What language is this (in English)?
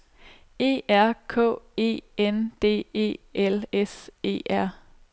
Danish